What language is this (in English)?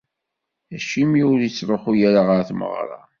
Kabyle